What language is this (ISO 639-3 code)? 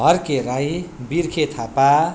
nep